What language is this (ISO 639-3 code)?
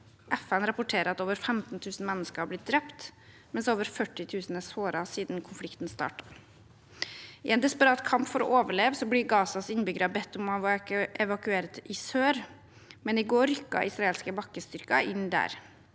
nor